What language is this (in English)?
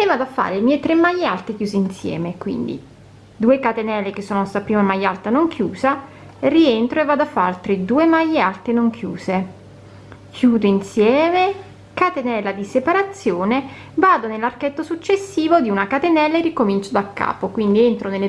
Italian